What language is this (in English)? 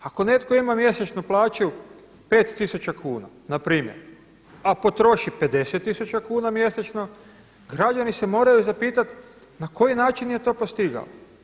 Croatian